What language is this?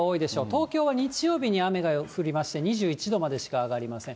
Japanese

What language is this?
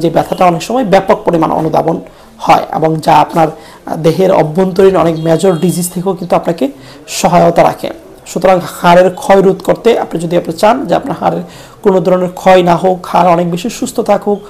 Arabic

